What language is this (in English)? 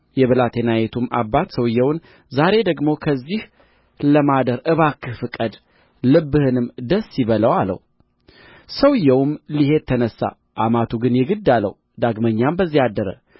Amharic